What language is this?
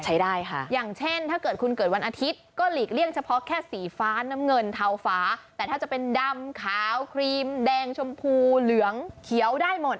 Thai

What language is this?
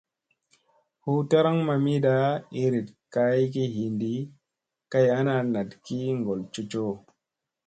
Musey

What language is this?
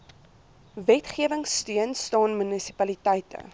Afrikaans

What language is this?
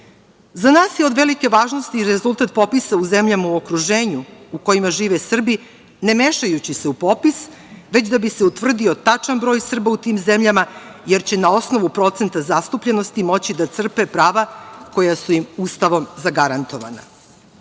Serbian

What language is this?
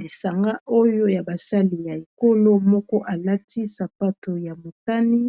Lingala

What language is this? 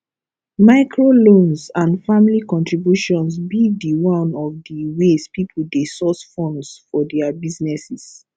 Nigerian Pidgin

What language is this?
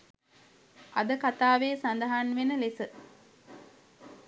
Sinhala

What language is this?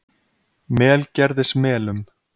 Icelandic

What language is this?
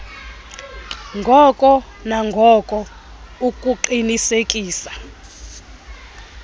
Xhosa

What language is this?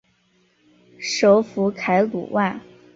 Chinese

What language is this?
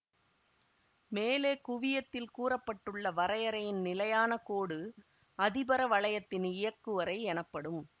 Tamil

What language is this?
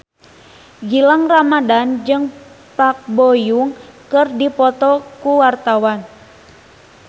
Sundanese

